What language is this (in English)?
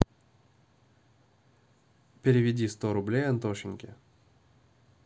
Russian